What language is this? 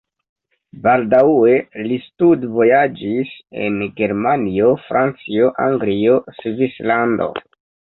Esperanto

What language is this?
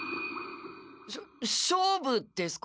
Japanese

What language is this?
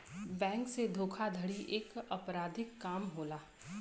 Bhojpuri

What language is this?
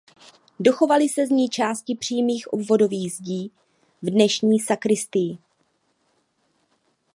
Czech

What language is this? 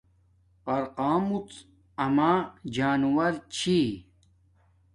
Domaaki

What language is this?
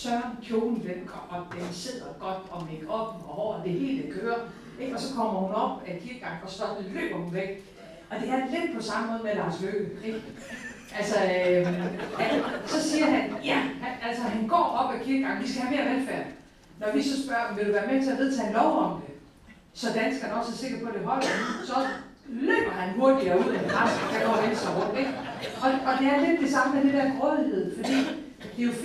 Danish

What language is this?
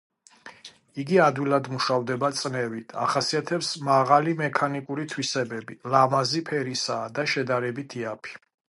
Georgian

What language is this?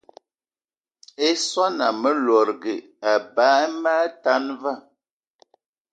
Eton (Cameroon)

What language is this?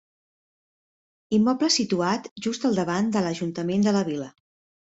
Catalan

